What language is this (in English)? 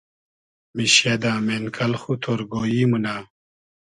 Hazaragi